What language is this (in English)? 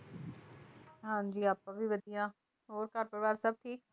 Punjabi